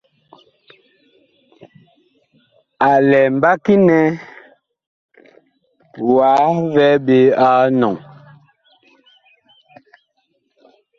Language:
Bakoko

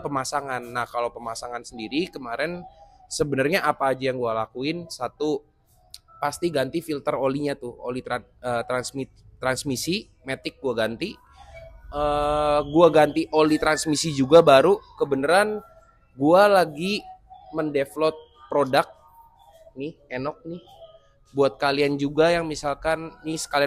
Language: Indonesian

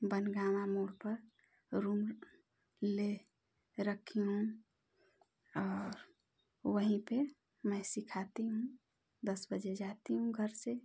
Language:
Hindi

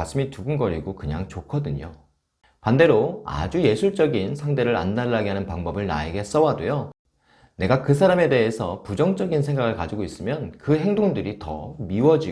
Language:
Korean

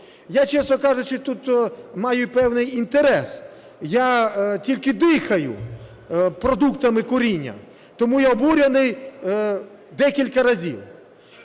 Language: Ukrainian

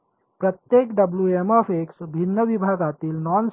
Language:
Marathi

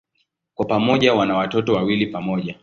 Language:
Swahili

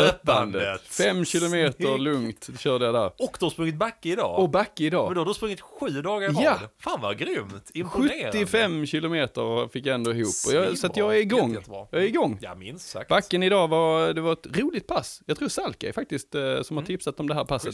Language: Swedish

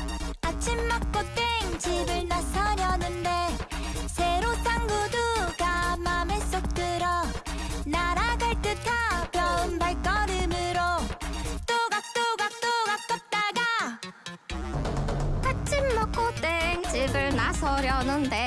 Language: Korean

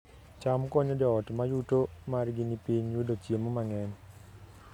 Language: Luo (Kenya and Tanzania)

